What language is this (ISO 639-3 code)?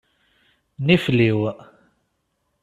kab